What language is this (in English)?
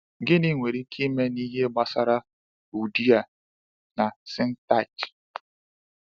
Igbo